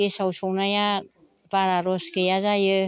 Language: Bodo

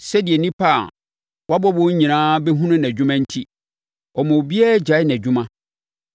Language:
Akan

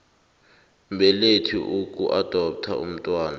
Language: South Ndebele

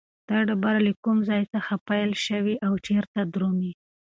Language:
Pashto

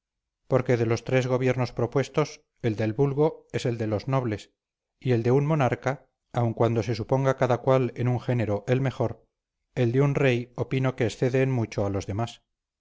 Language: Spanish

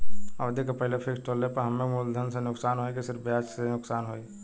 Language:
Bhojpuri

